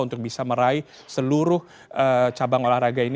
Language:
Indonesian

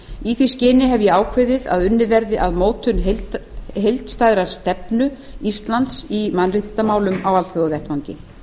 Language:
Icelandic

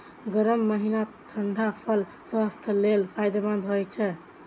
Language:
Maithili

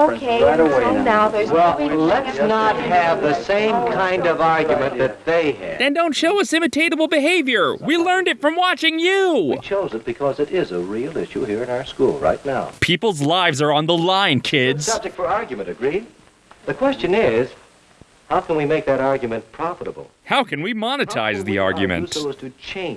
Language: English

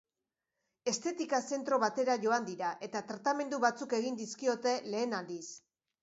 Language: Basque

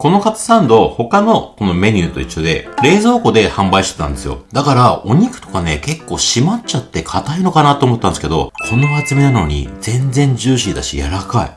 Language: Japanese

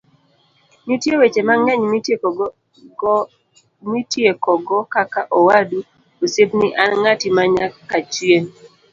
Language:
Luo (Kenya and Tanzania)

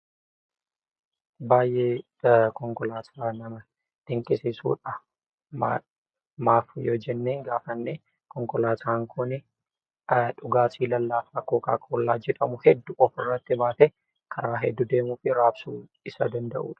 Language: Oromo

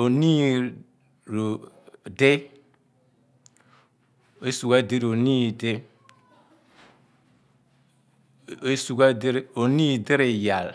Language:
Abua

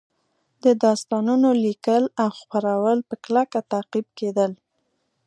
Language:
Pashto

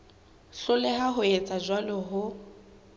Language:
Southern Sotho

